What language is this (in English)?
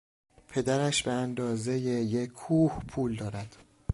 Persian